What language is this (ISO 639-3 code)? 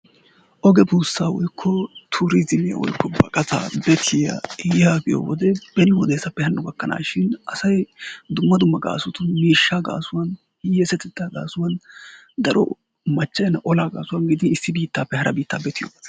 wal